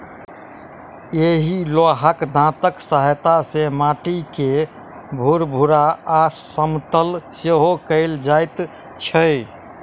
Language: Maithili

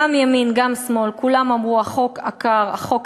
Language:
Hebrew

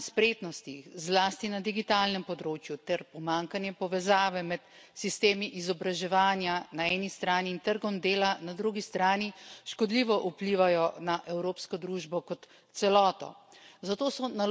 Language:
Slovenian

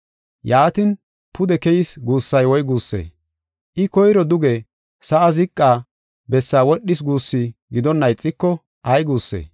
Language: Gofa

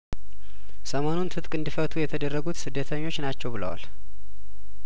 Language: Amharic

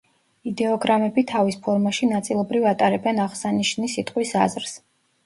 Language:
Georgian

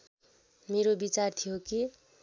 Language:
Nepali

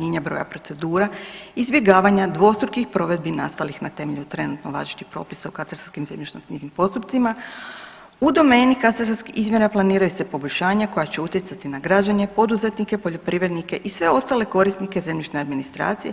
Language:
Croatian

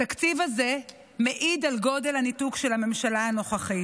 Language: Hebrew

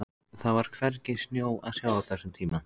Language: Icelandic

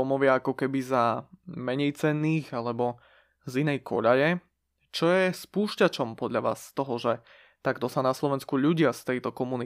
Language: Slovak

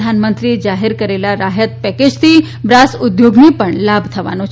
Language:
Gujarati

